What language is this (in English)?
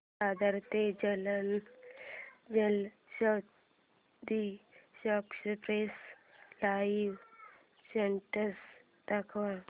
Marathi